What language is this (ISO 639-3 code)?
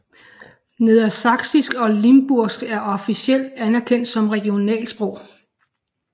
dan